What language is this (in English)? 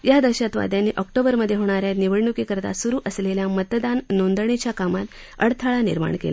Marathi